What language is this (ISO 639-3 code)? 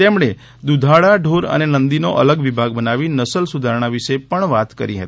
guj